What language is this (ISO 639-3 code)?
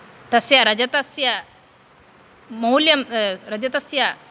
san